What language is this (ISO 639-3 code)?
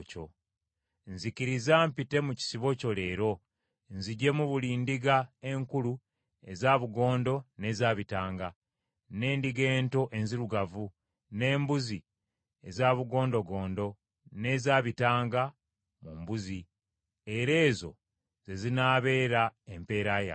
lug